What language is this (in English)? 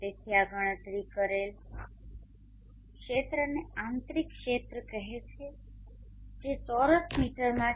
Gujarati